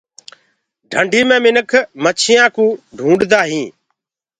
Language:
Gurgula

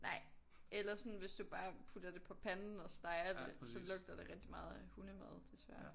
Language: Danish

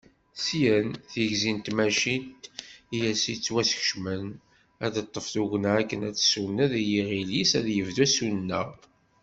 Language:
Kabyle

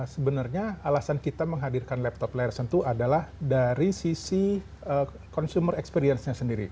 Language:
Indonesian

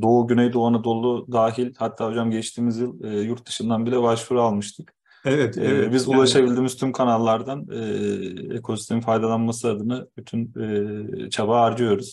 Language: Turkish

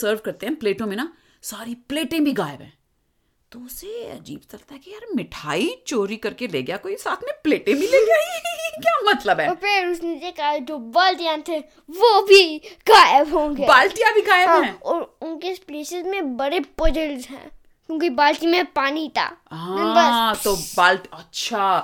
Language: Hindi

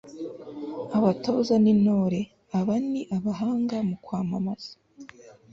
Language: Kinyarwanda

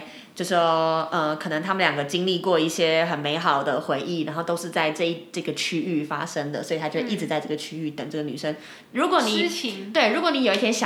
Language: Chinese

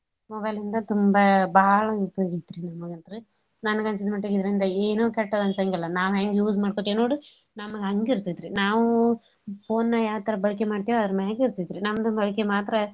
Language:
Kannada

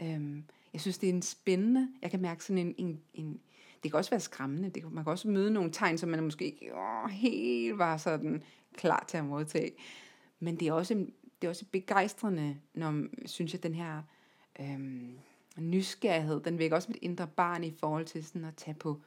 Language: Danish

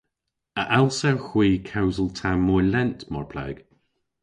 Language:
Cornish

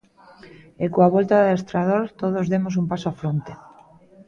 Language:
Galician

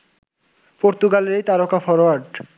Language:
Bangla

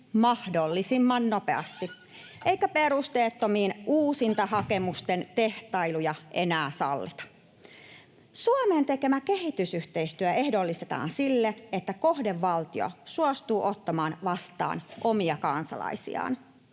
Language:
Finnish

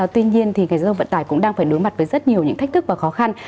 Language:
Vietnamese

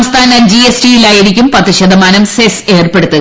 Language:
Malayalam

